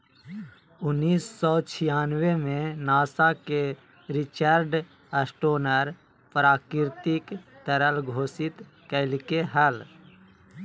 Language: Magahi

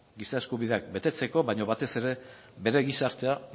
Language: Basque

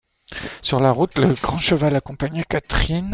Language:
French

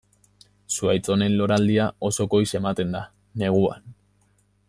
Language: Basque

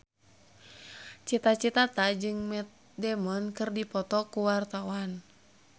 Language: Sundanese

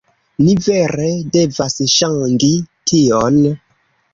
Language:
Esperanto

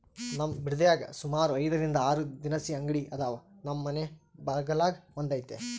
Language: Kannada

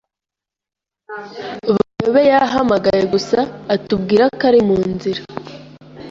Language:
Kinyarwanda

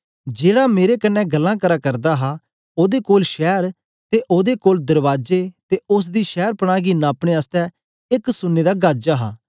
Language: Dogri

